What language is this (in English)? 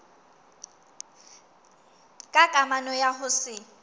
Southern Sotho